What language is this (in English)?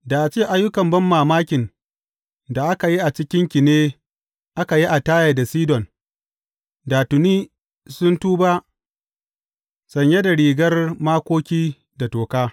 Hausa